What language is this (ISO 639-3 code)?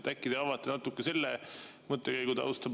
est